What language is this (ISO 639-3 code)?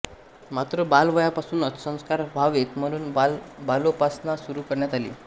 mar